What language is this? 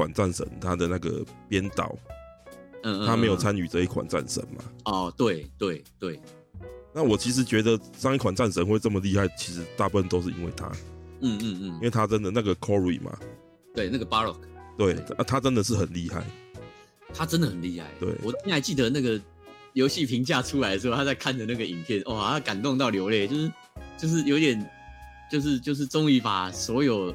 Chinese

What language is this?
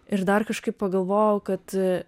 Lithuanian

